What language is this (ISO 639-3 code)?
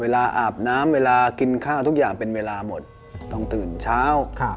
tha